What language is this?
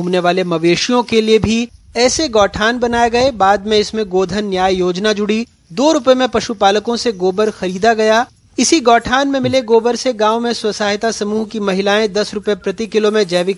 Hindi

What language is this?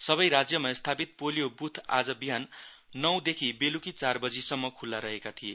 Nepali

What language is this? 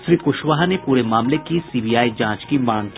Hindi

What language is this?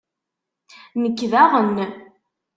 Kabyle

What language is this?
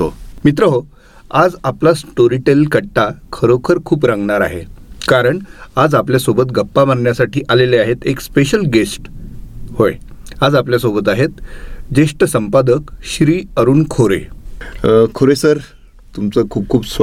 Marathi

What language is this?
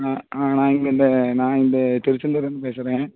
Tamil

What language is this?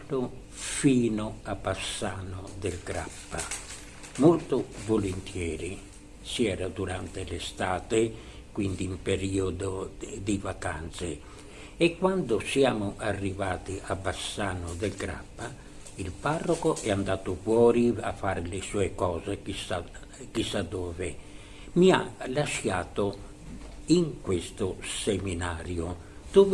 Italian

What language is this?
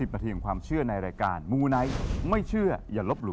Thai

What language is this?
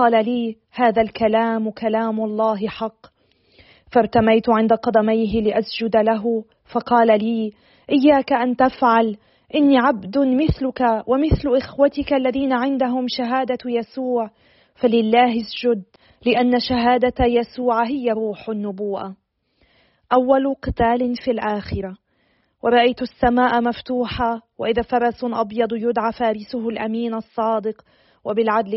Arabic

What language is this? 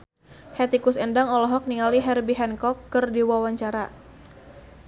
Sundanese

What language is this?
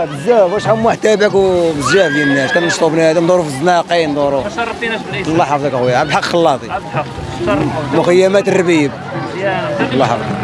Arabic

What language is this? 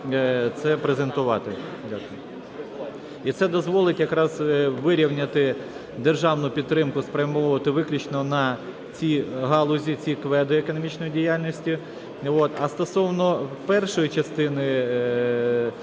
Ukrainian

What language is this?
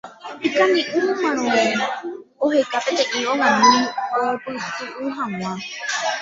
Guarani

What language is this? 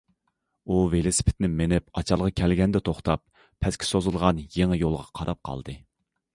Uyghur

